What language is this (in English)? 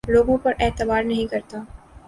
Urdu